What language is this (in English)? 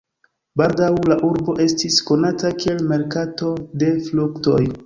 Esperanto